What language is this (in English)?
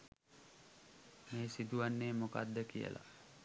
Sinhala